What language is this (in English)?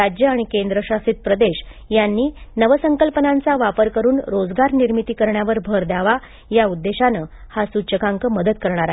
Marathi